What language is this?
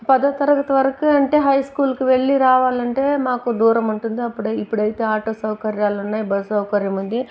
Telugu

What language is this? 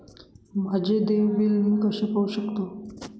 Marathi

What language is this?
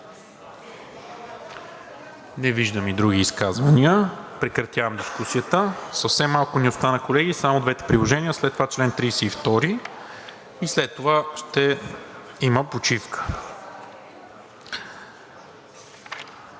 Bulgarian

